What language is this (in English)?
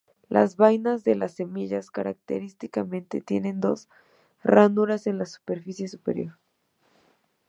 Spanish